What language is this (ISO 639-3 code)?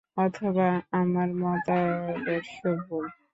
ben